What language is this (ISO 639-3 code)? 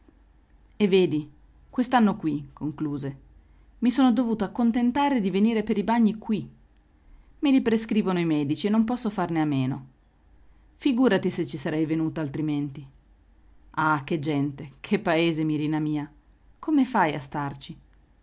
ita